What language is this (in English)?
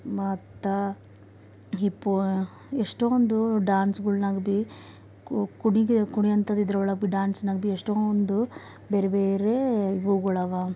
Kannada